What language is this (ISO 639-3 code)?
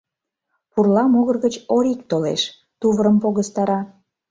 chm